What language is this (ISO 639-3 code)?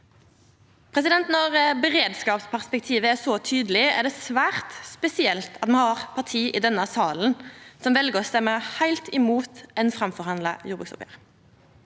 nor